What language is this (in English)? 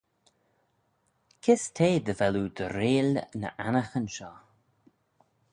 Manx